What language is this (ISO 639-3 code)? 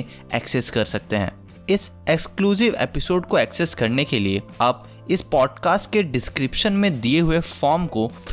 hin